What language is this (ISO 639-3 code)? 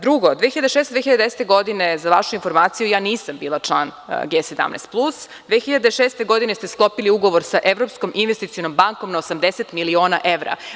srp